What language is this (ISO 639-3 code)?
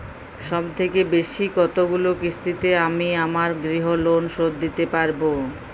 ben